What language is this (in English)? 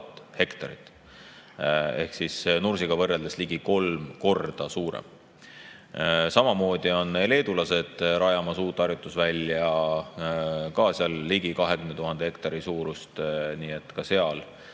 Estonian